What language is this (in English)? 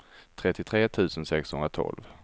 Swedish